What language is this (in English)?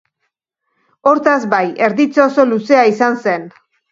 Basque